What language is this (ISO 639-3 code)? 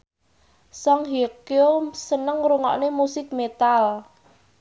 jav